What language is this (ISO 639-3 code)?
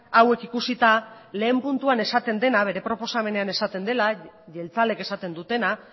eus